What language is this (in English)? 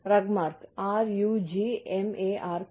Malayalam